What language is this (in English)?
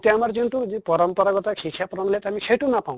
Assamese